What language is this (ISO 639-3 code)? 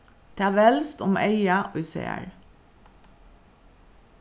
fao